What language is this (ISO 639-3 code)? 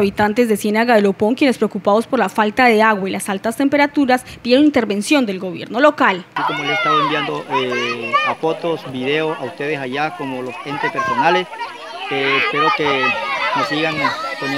spa